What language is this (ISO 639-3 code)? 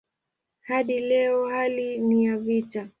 swa